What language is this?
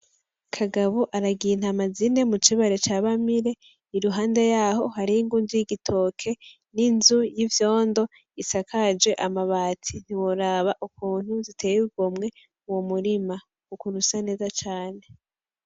Rundi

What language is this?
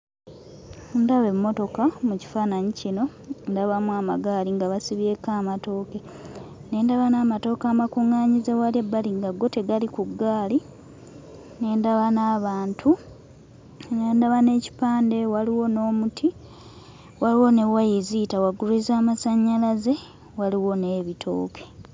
Ganda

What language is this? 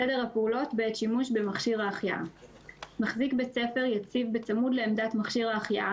Hebrew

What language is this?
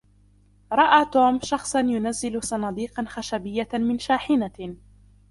Arabic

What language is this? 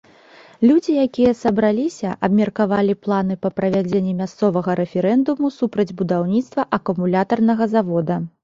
Belarusian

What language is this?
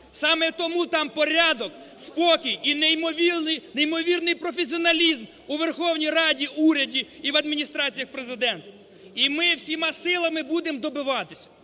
Ukrainian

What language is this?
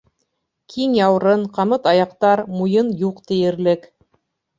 Bashkir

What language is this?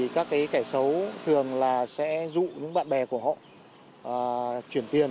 Vietnamese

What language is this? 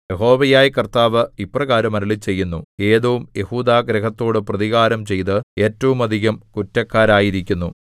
Malayalam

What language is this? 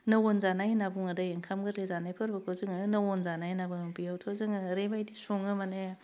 Bodo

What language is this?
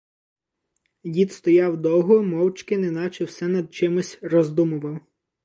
Ukrainian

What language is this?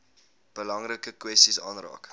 Afrikaans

